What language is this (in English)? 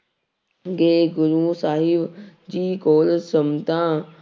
Punjabi